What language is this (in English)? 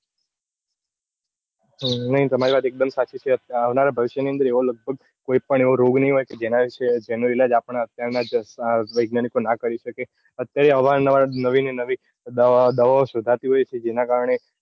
Gujarati